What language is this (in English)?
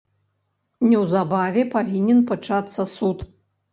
Belarusian